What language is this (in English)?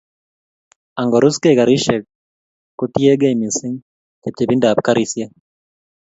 Kalenjin